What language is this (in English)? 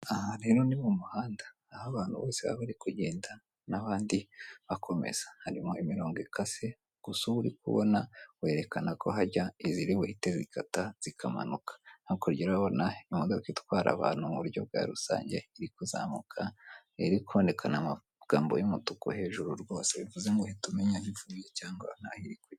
Kinyarwanda